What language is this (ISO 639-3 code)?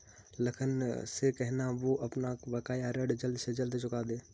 hin